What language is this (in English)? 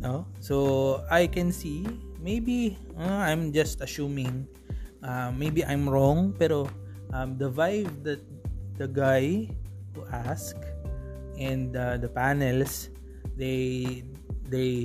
Filipino